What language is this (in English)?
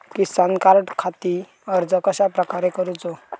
Marathi